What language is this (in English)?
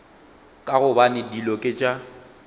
Northern Sotho